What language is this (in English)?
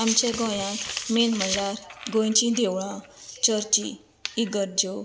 Konkani